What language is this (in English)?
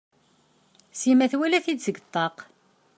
Kabyle